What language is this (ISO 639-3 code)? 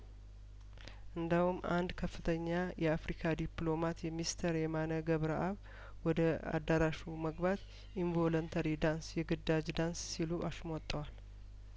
amh